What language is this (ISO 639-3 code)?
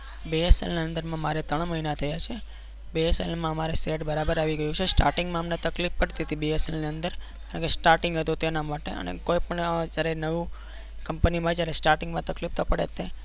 guj